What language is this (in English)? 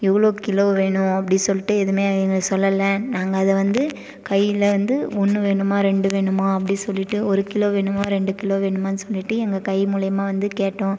Tamil